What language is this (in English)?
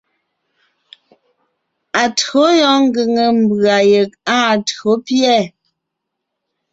Ngiemboon